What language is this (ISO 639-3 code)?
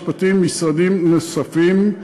heb